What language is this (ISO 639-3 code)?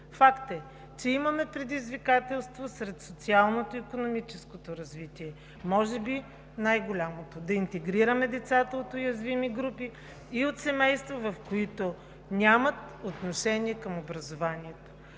bul